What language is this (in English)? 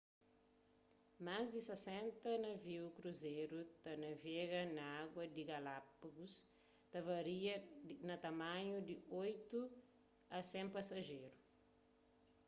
Kabuverdianu